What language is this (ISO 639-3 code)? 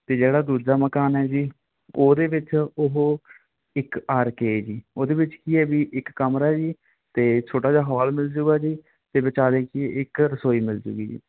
pan